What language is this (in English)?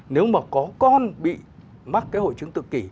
Vietnamese